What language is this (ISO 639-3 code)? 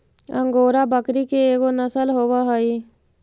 mag